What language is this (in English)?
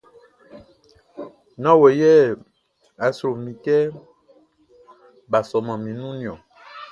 Baoulé